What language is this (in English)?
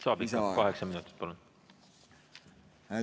Estonian